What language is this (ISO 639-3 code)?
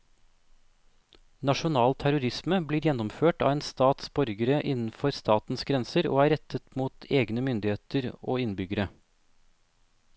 nor